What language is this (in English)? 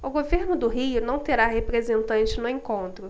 Portuguese